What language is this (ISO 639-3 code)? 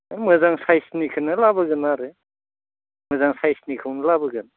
brx